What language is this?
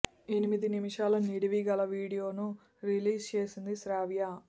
Telugu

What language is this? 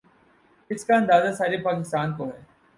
Urdu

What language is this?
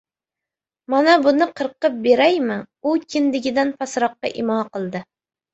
Uzbek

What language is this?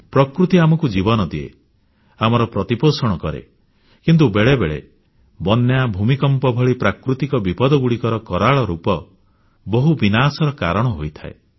Odia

